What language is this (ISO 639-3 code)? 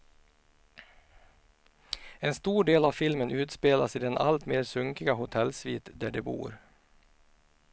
swe